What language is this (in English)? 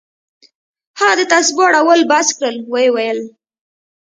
Pashto